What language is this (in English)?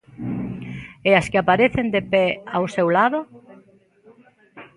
Galician